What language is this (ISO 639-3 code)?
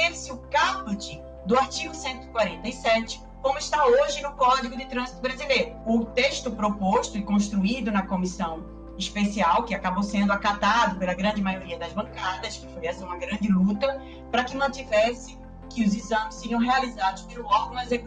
por